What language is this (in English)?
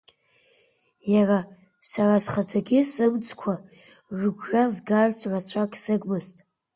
Abkhazian